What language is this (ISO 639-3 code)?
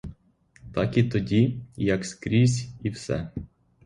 ukr